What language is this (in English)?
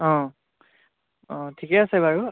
Assamese